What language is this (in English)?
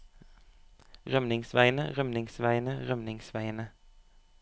Norwegian